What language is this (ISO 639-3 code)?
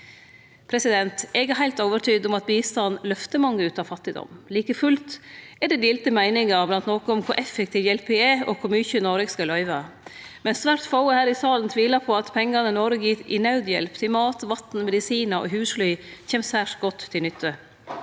nor